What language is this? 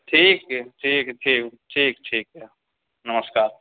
Maithili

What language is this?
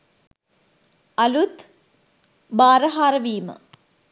Sinhala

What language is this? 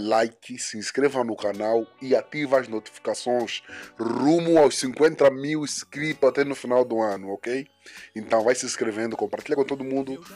Portuguese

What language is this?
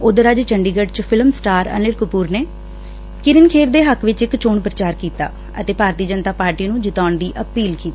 Punjabi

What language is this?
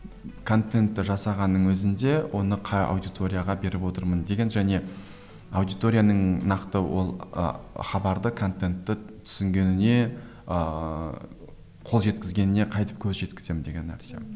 Kazakh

